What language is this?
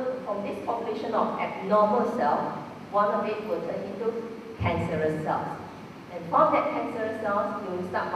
English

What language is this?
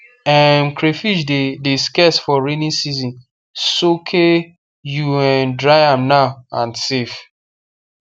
Nigerian Pidgin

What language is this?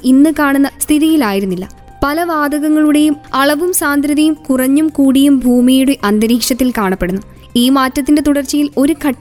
Malayalam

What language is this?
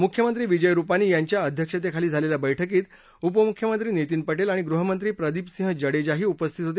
Marathi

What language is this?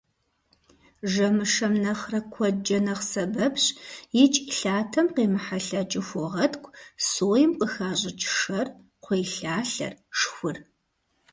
Kabardian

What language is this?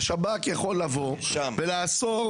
Hebrew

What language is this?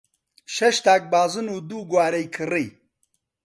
Central Kurdish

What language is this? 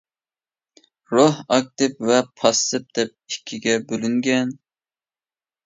Uyghur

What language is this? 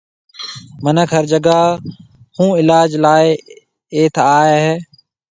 Marwari (Pakistan)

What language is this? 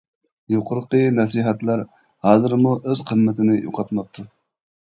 Uyghur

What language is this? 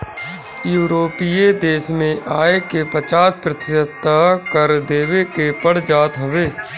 Bhojpuri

